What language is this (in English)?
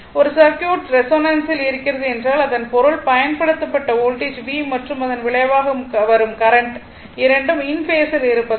Tamil